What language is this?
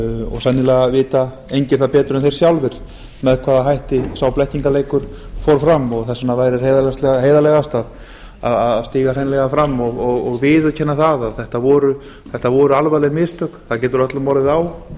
Icelandic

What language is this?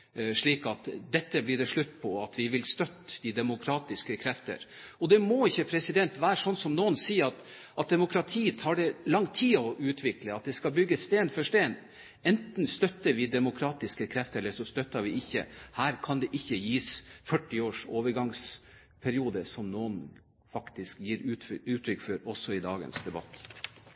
Norwegian Bokmål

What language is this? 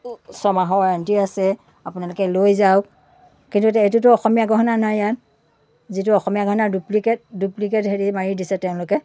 Assamese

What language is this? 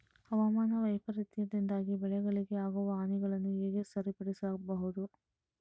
Kannada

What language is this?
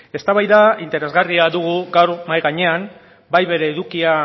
Basque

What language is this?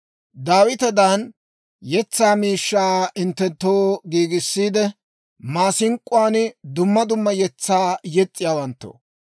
Dawro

